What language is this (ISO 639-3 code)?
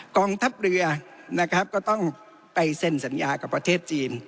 tha